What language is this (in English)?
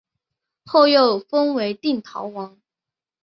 Chinese